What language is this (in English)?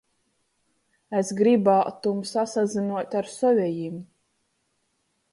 Latgalian